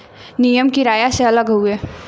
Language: Bhojpuri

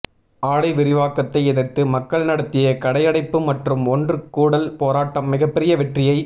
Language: Tamil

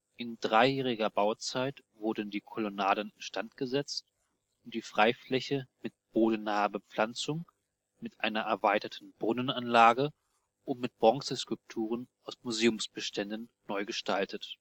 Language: German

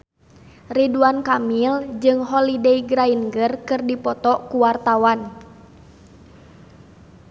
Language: Sundanese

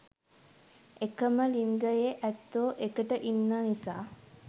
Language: Sinhala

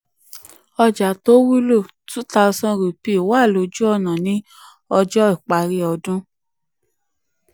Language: Yoruba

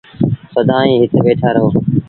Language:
Sindhi Bhil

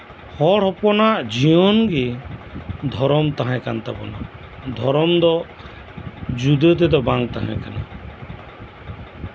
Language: Santali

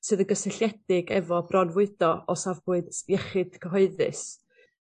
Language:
Welsh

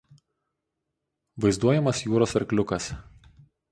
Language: Lithuanian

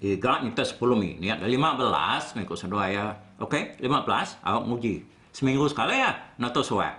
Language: Malay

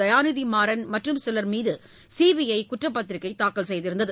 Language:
Tamil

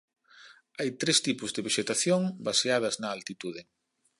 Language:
Galician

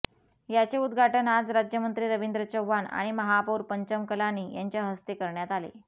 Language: Marathi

